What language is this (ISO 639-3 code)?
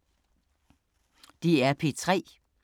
dan